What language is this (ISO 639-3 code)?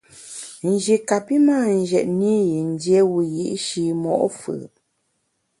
bax